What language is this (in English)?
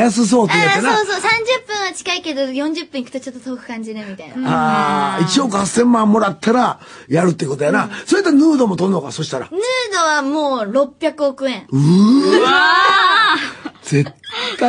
Japanese